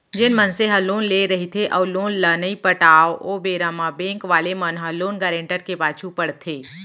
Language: Chhattisgarhi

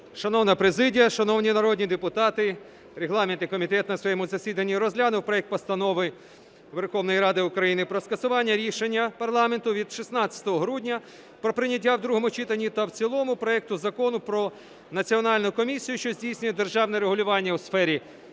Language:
Ukrainian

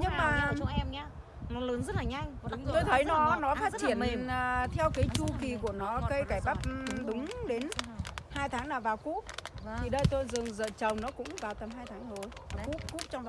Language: Vietnamese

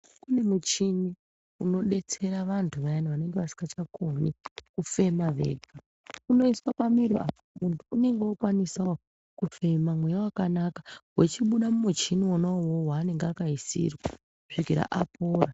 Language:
Ndau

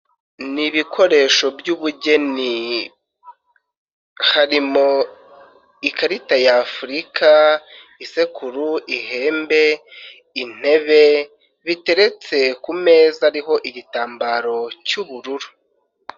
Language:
Kinyarwanda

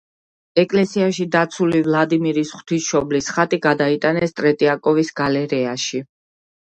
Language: Georgian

